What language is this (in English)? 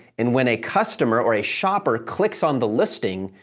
English